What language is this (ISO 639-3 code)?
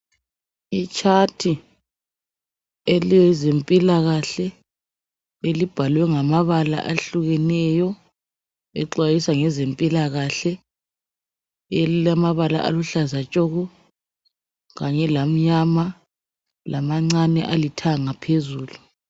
nde